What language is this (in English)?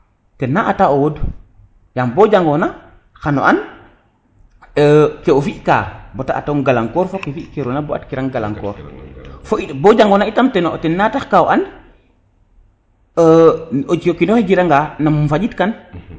Serer